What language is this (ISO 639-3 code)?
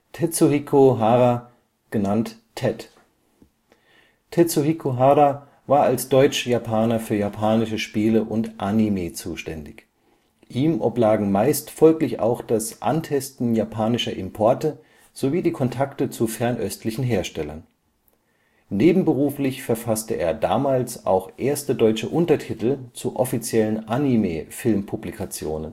deu